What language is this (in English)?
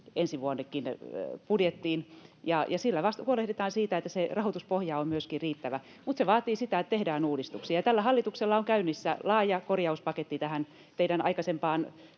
Finnish